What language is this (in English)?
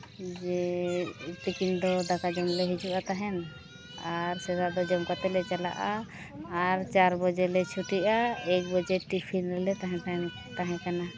Santali